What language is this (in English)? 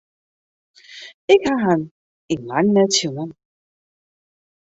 Western Frisian